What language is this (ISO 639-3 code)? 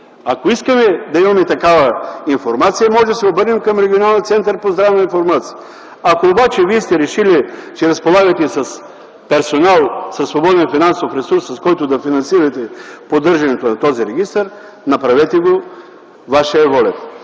bul